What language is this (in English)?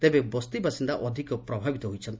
Odia